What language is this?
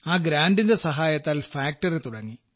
Malayalam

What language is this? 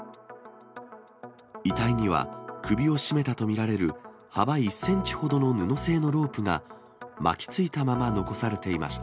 Japanese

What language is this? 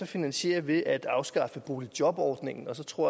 Danish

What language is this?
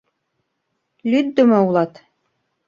Mari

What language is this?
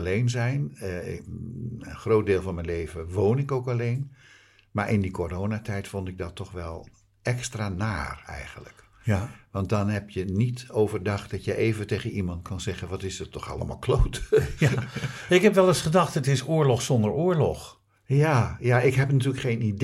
Dutch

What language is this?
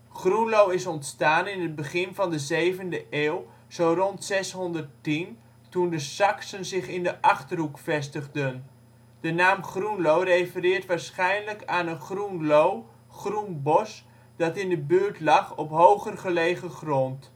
Dutch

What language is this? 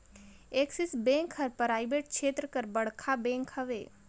Chhattisgarhi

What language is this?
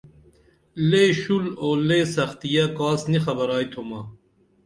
Dameli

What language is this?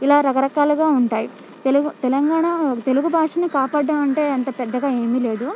Telugu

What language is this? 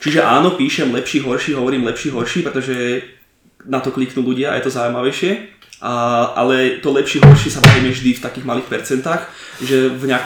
Slovak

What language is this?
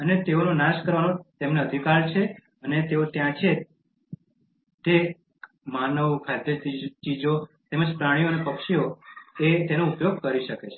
Gujarati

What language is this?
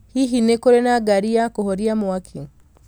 Kikuyu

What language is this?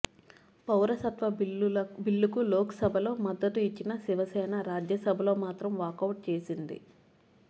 Telugu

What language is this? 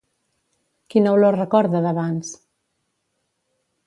Catalan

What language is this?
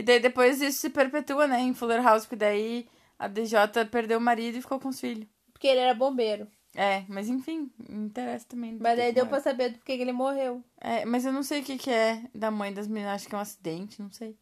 Portuguese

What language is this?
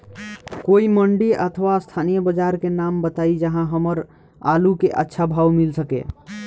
Bhojpuri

